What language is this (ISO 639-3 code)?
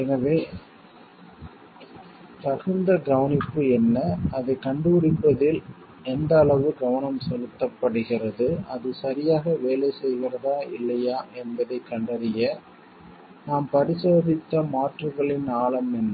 tam